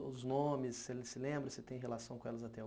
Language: Portuguese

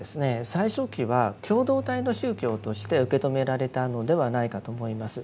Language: Japanese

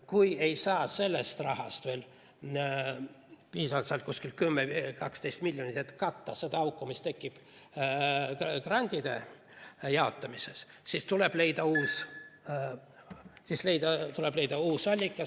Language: Estonian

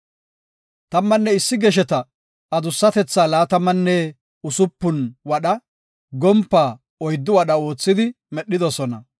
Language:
Gofa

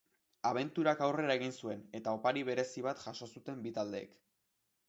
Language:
Basque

